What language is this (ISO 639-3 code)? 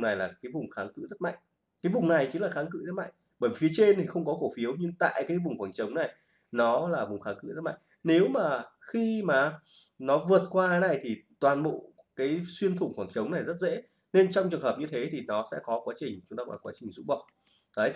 vie